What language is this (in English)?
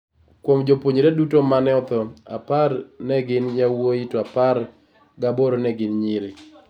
Luo (Kenya and Tanzania)